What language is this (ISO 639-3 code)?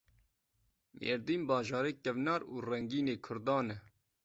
kur